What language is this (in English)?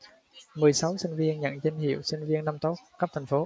Vietnamese